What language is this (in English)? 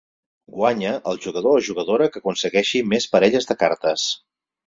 Catalan